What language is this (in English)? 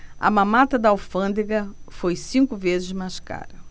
Portuguese